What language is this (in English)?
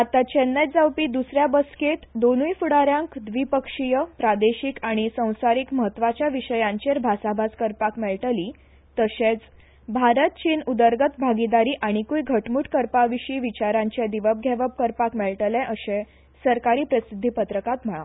Konkani